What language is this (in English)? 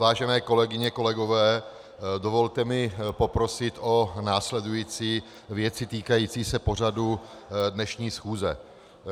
Czech